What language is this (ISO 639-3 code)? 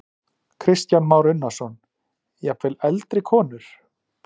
isl